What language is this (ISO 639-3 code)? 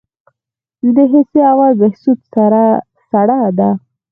pus